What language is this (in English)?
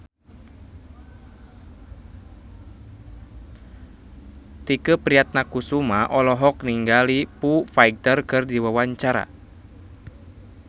Sundanese